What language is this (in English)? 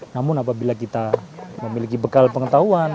Indonesian